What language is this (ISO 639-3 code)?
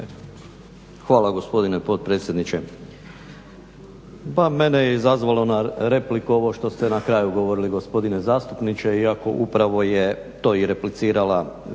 hrv